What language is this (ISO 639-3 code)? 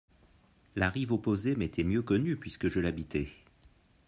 fra